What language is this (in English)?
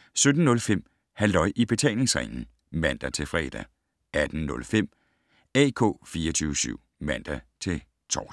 Danish